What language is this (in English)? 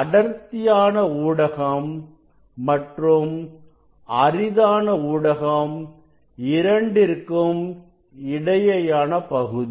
Tamil